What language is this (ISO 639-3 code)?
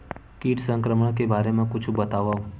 hne